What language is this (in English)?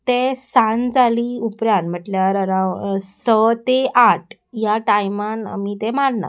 Konkani